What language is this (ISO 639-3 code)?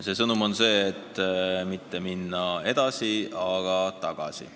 est